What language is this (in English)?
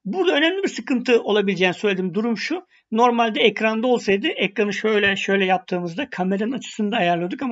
Turkish